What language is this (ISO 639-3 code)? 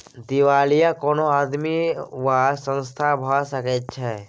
mai